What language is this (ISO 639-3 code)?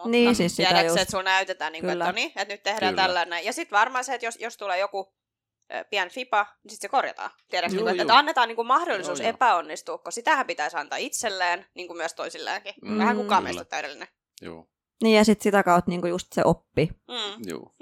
fin